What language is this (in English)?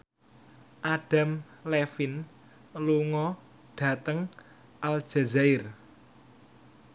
Javanese